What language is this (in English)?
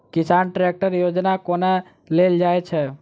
Maithili